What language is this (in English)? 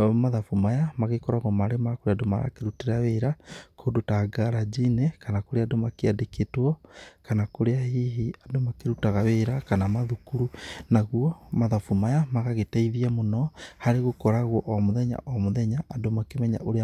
Kikuyu